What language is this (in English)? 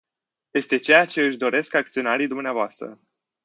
Romanian